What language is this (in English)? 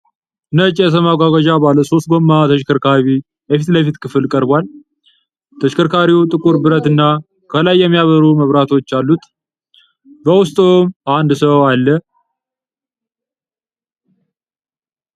Amharic